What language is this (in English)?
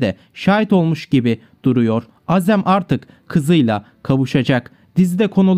Turkish